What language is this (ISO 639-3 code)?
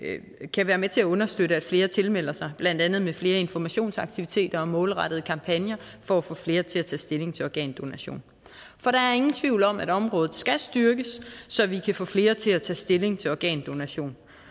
dan